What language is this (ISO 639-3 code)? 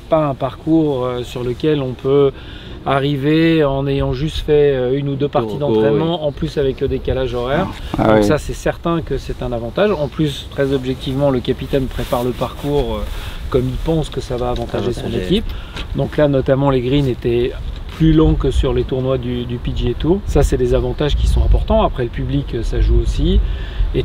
fra